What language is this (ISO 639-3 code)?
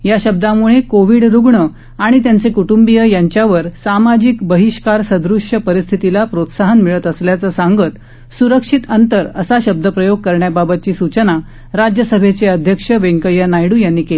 mar